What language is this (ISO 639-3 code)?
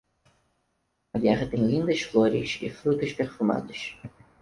por